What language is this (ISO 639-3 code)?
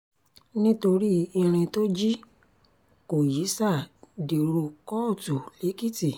yor